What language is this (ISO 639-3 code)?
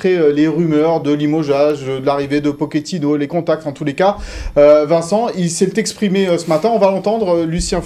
fra